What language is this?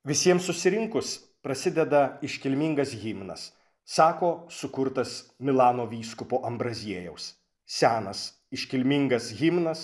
Lithuanian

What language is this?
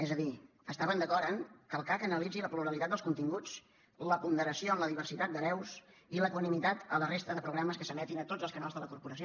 Catalan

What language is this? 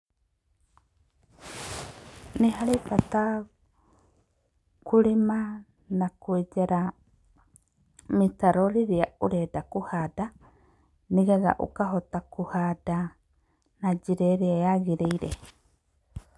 Kikuyu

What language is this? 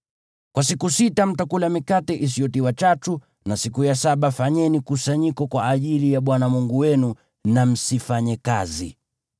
Swahili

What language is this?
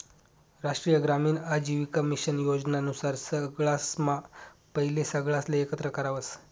Marathi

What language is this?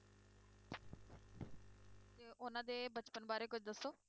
Punjabi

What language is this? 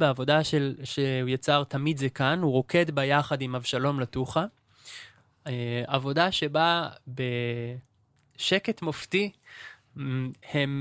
Hebrew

